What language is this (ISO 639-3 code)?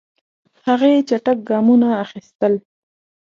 pus